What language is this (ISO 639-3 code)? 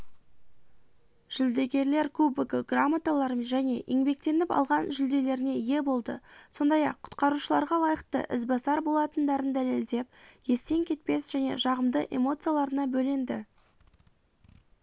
kaz